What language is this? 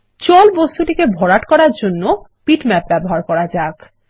Bangla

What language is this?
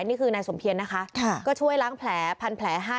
Thai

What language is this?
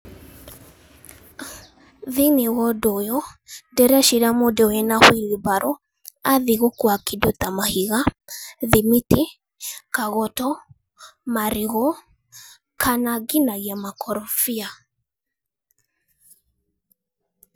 Kikuyu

